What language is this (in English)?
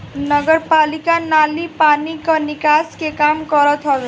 Bhojpuri